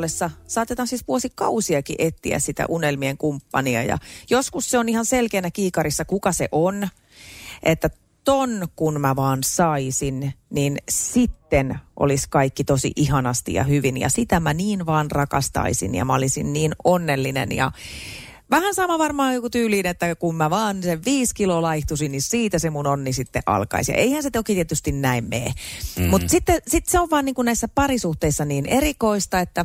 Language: Finnish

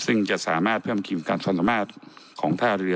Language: Thai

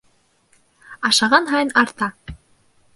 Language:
Bashkir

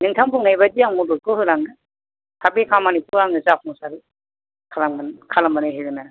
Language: Bodo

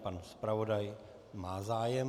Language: Czech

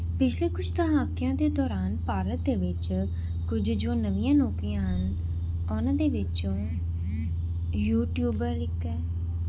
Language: Punjabi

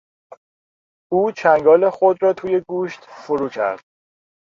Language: Persian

